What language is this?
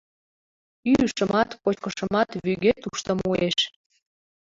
Mari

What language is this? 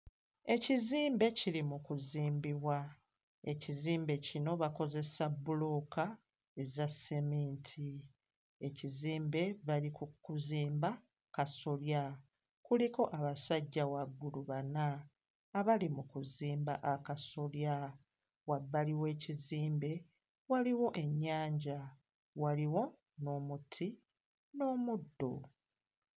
Ganda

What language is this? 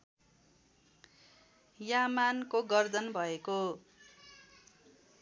Nepali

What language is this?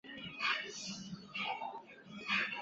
Chinese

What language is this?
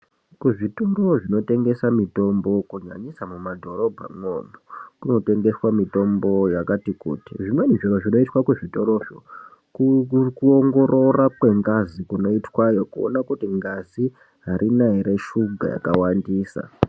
Ndau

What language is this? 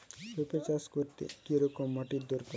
Bangla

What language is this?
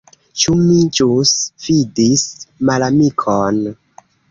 Esperanto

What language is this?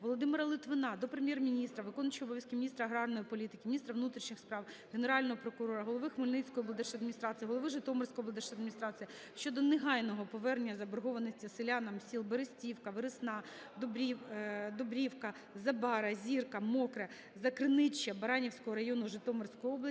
Ukrainian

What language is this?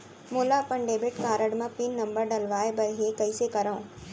Chhattisgarhi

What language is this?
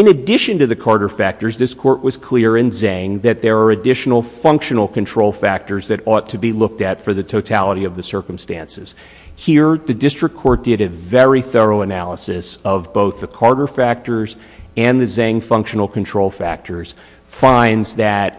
English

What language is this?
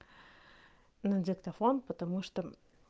Russian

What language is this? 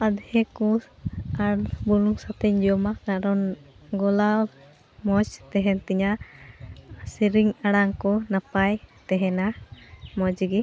Santali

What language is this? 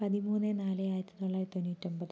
Malayalam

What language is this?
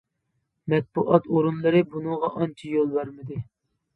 Uyghur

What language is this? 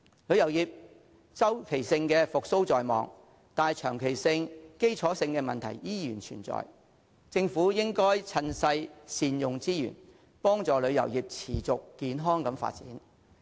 Cantonese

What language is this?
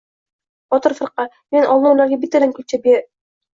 Uzbek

